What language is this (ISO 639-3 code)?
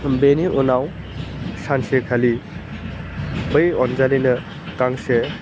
brx